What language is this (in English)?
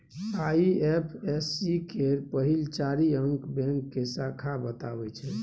Maithili